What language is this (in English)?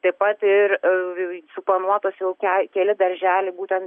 Lithuanian